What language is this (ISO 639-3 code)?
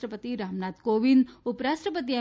guj